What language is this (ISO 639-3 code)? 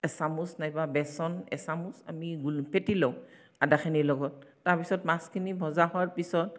asm